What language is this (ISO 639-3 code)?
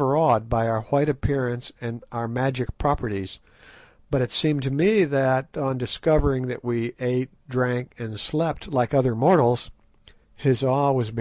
eng